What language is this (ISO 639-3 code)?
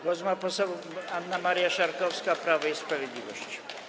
pol